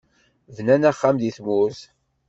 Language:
Kabyle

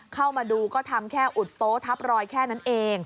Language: Thai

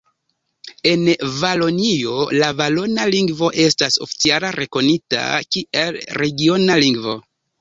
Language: Esperanto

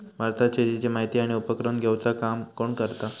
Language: Marathi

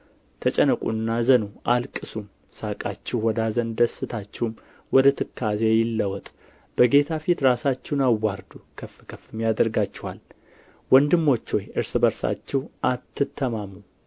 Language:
Amharic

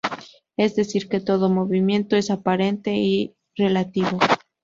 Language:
Spanish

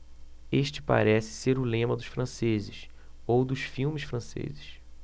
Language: Portuguese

